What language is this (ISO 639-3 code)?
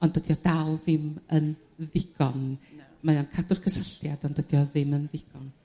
cym